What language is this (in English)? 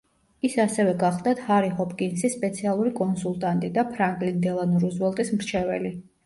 Georgian